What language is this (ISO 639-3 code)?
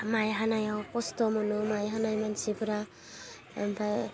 brx